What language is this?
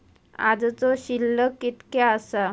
Marathi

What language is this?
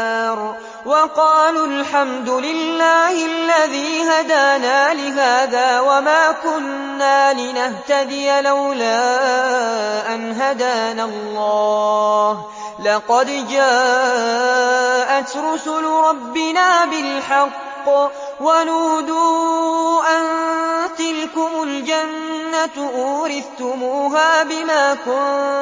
Arabic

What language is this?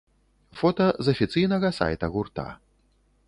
Belarusian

